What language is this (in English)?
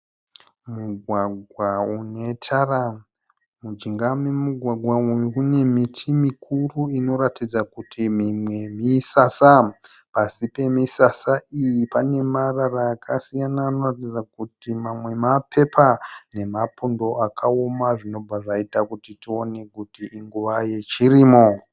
Shona